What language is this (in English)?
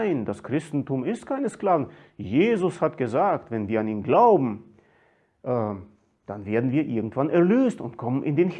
German